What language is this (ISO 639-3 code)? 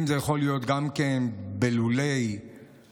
heb